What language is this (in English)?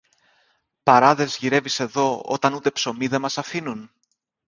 Greek